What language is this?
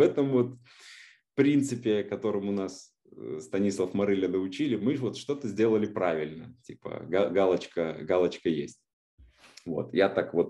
Russian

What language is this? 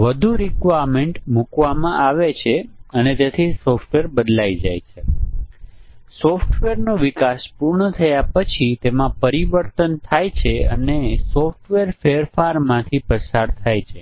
Gujarati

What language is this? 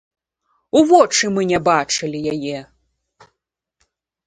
Belarusian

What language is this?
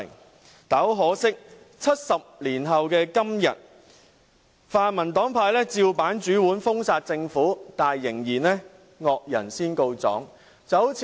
Cantonese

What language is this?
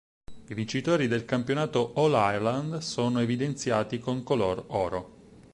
Italian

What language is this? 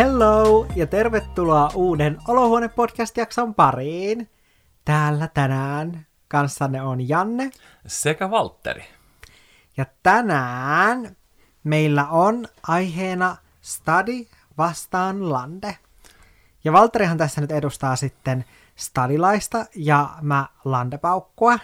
Finnish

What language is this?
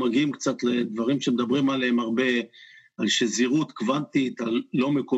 Hebrew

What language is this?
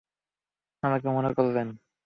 Bangla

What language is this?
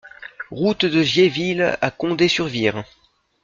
French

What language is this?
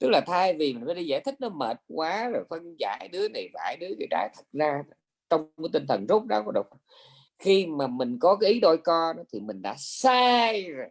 Vietnamese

